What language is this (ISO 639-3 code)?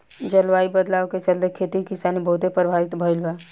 bho